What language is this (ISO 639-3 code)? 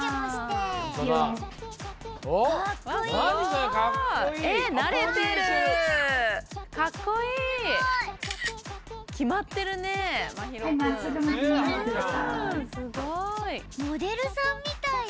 jpn